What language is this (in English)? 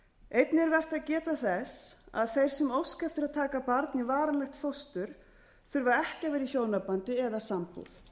Icelandic